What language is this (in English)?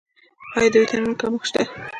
Pashto